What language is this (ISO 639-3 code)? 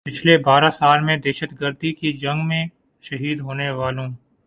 urd